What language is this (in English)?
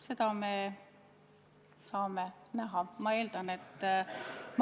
Estonian